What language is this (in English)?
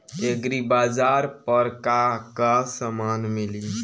Bhojpuri